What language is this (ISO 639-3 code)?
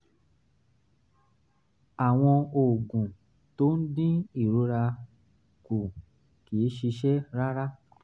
yor